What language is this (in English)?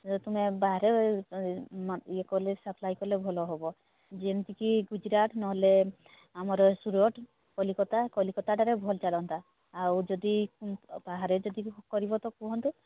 Odia